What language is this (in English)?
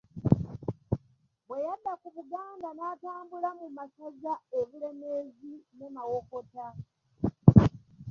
Ganda